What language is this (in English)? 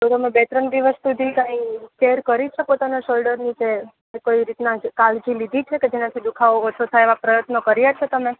Gujarati